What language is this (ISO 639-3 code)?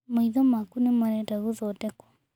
kik